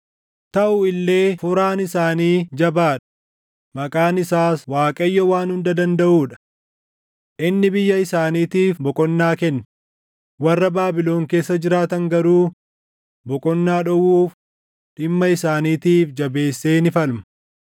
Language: Oromo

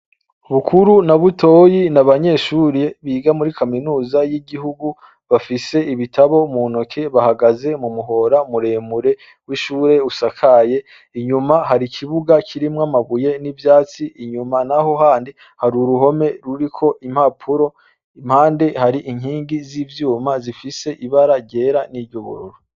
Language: Rundi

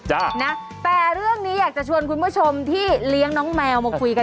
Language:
Thai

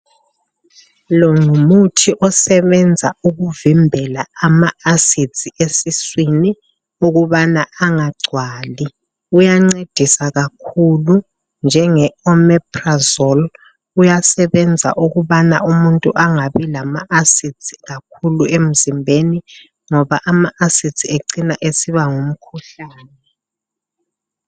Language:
North Ndebele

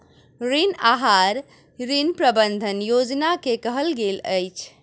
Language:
Maithili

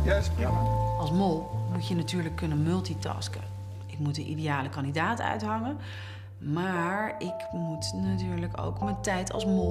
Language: Dutch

